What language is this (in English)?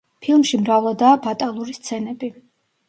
Georgian